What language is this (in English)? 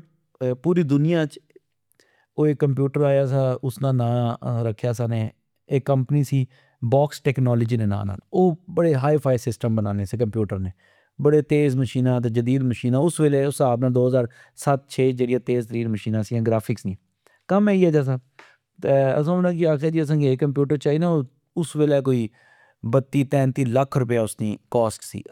Pahari-Potwari